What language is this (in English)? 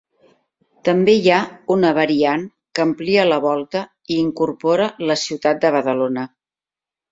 Catalan